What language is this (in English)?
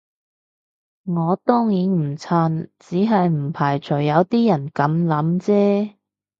Cantonese